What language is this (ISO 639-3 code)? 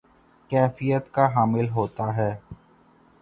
urd